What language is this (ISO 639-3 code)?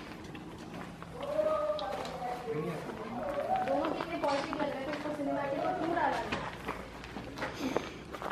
ukr